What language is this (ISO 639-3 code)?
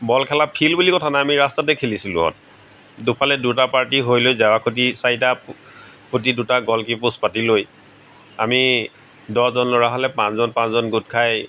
asm